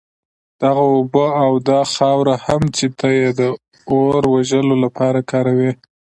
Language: Pashto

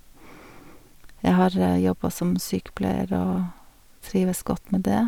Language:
Norwegian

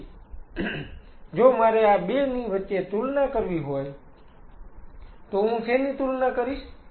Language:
Gujarati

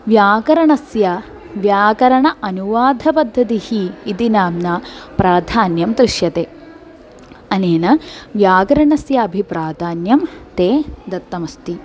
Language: Sanskrit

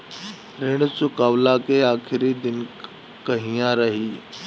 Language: Bhojpuri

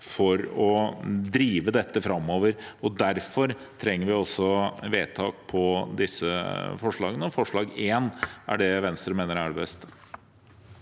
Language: Norwegian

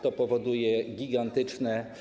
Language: Polish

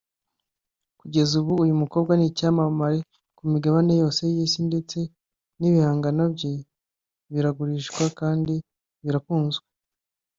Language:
Kinyarwanda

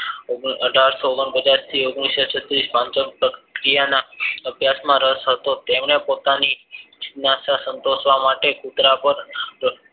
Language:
Gujarati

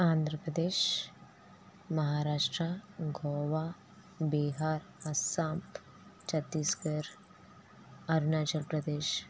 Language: Telugu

